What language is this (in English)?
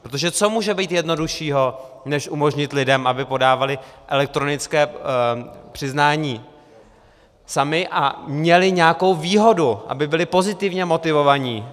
Czech